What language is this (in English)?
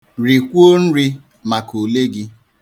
Igbo